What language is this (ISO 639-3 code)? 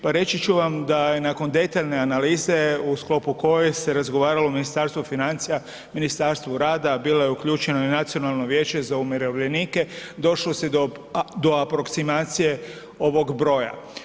hrv